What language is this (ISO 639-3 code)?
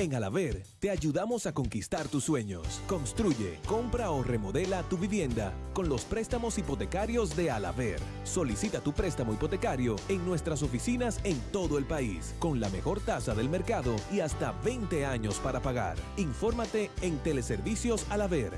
spa